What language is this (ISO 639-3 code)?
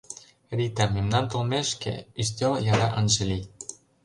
chm